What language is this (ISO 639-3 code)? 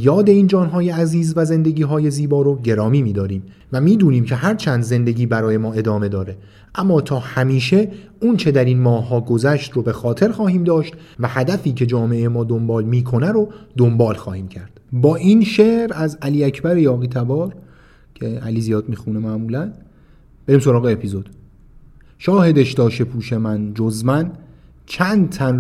fas